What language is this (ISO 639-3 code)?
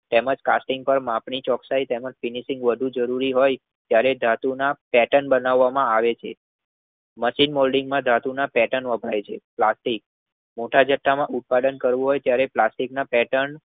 guj